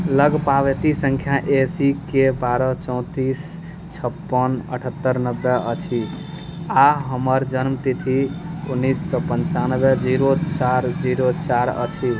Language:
Maithili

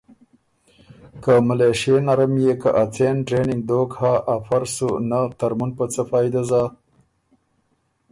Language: Ormuri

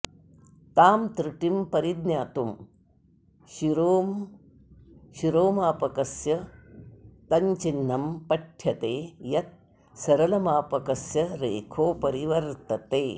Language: Sanskrit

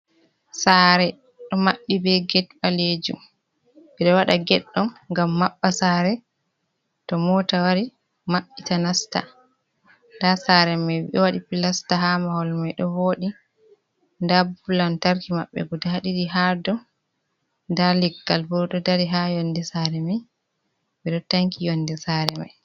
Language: Fula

